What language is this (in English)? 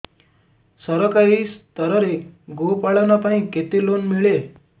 Odia